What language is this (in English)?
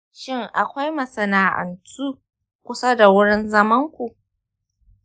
Hausa